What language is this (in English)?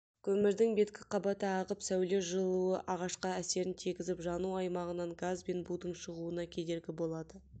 Kazakh